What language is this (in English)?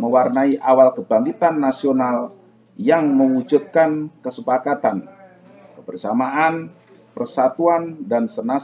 Indonesian